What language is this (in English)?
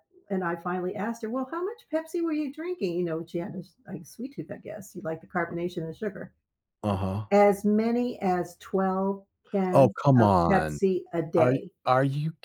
English